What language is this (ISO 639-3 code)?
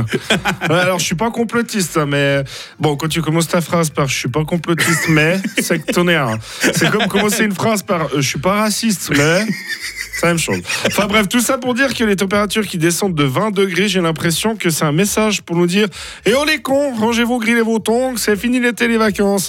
fra